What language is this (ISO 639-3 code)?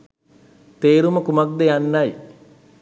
sin